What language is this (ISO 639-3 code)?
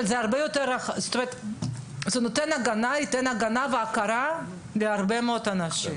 heb